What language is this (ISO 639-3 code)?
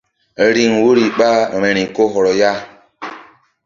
mdd